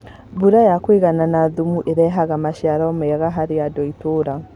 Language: Kikuyu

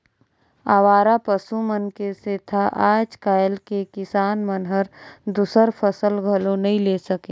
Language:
Chhattisgarhi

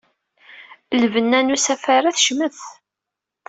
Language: Kabyle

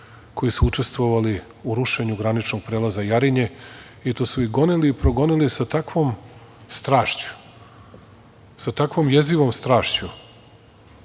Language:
Serbian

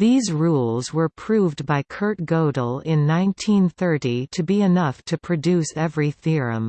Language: English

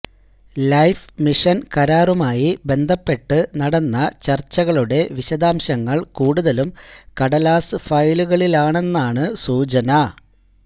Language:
Malayalam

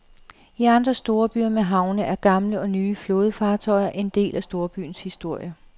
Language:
Danish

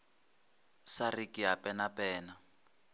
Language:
Northern Sotho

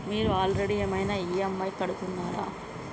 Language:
Telugu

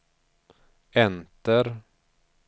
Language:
Swedish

